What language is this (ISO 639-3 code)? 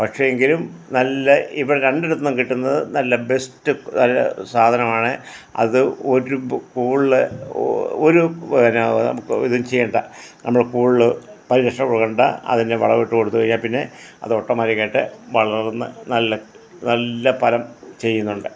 mal